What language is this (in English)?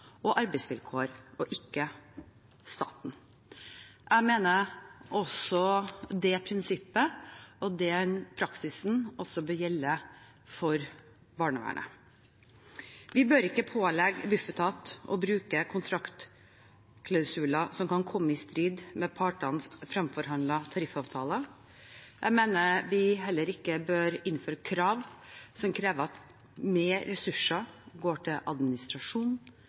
Norwegian Bokmål